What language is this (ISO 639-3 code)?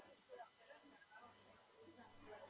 guj